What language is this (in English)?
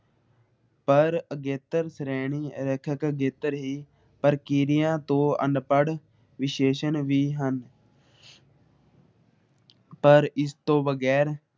Punjabi